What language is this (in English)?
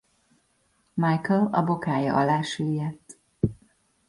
Hungarian